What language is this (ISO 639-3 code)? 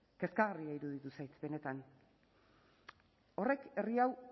eus